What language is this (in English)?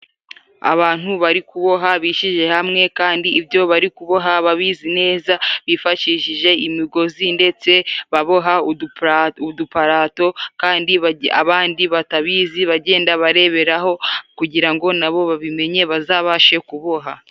Kinyarwanda